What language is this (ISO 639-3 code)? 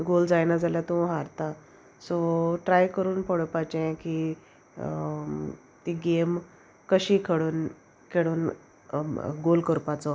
kok